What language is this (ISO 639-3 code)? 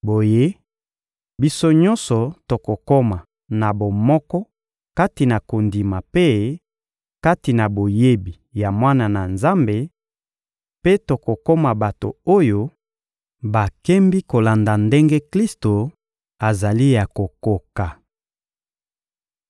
lin